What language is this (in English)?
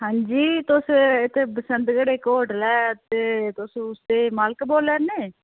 Dogri